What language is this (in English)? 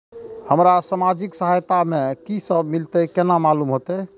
Maithili